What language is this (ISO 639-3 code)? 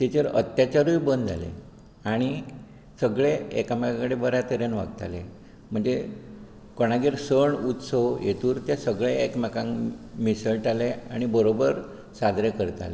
kok